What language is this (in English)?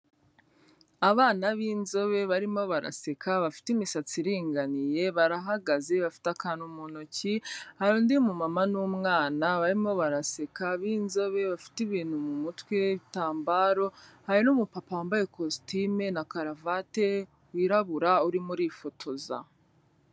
Kinyarwanda